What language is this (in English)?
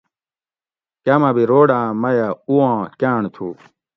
Gawri